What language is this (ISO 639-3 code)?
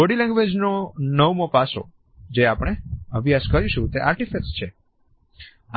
guj